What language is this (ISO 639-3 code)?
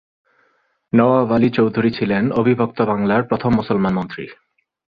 ben